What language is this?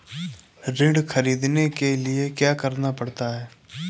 Hindi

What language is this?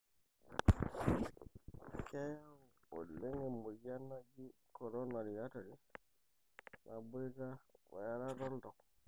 Masai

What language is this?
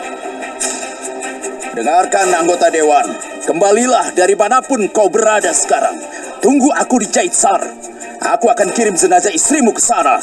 Indonesian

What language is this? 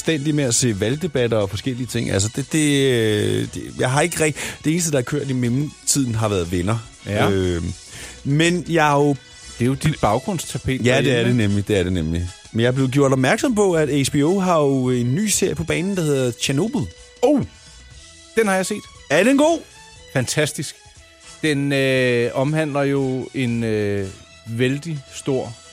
Danish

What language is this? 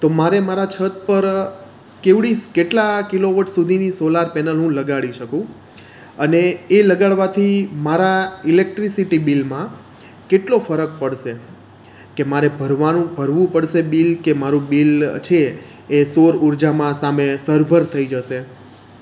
Gujarati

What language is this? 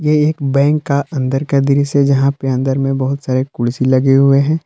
Hindi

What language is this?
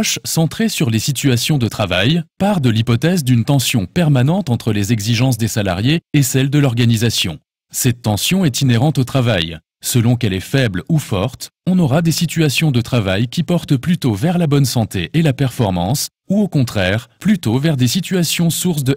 French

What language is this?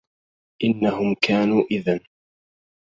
Arabic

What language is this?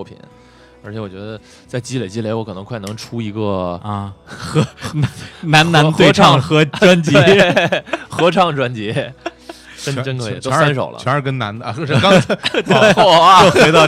Chinese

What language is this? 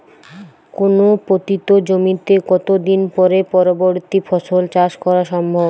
Bangla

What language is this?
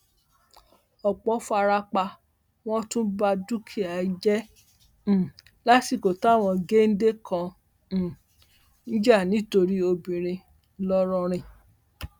Yoruba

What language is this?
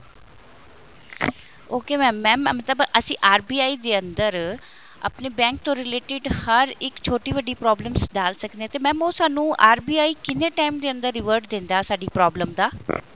Punjabi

